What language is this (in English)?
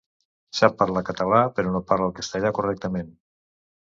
Catalan